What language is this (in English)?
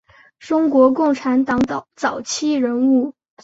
Chinese